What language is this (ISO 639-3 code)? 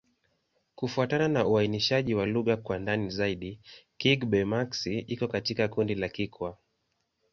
swa